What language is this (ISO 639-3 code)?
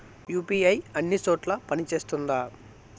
tel